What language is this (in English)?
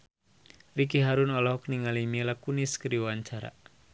Sundanese